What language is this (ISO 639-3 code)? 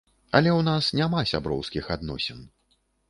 bel